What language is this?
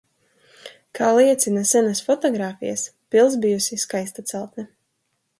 Latvian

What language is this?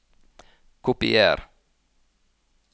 Norwegian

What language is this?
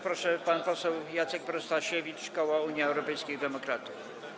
Polish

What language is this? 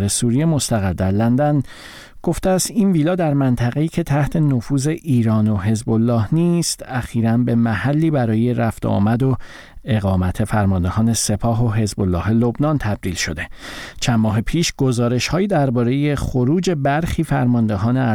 Persian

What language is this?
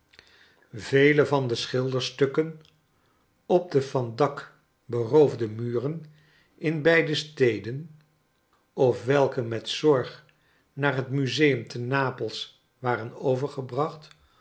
Dutch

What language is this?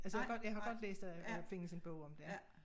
Danish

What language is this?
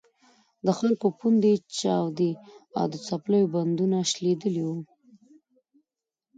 Pashto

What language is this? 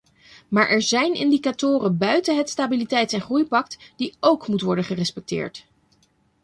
Dutch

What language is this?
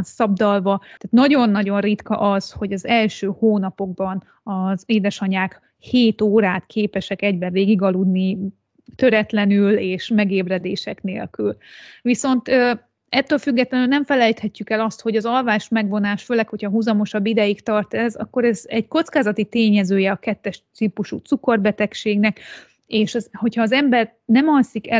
Hungarian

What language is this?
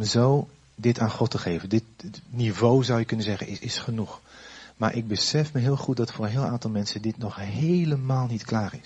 Dutch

